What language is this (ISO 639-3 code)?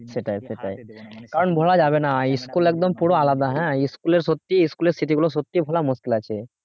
ben